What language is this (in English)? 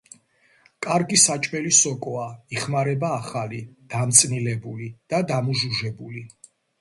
Georgian